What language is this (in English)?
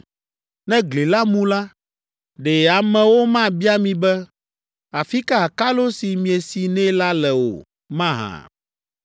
Ewe